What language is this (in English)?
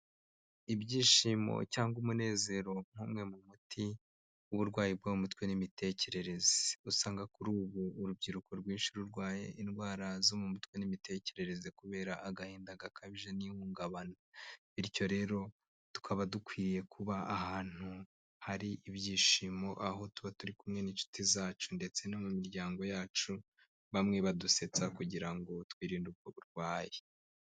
Kinyarwanda